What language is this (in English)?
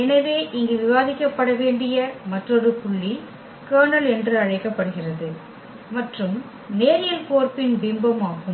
Tamil